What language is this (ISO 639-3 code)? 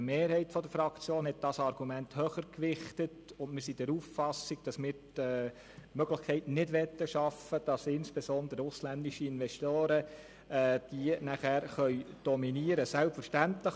gsw